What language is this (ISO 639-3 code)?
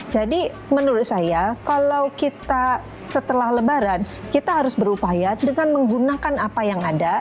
ind